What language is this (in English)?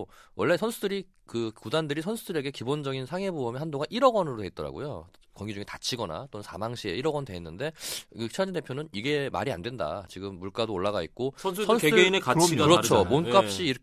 Korean